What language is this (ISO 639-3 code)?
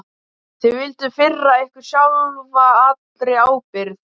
isl